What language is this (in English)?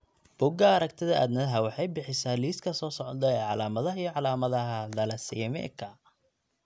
Somali